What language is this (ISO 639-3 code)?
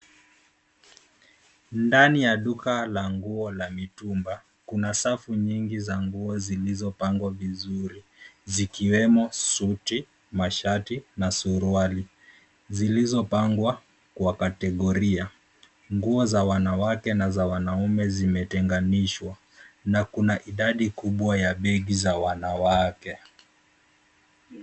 swa